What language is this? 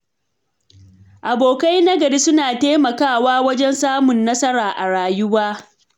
Hausa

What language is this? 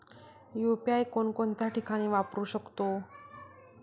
Marathi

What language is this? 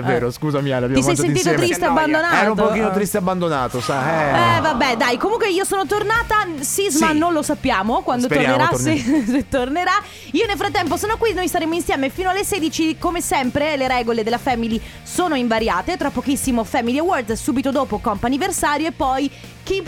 Italian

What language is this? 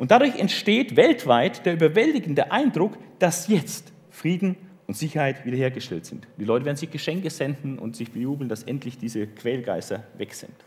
German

